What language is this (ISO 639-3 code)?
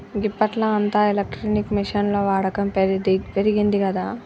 tel